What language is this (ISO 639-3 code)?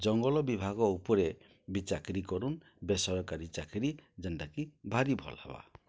ori